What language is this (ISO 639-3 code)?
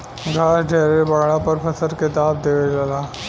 bho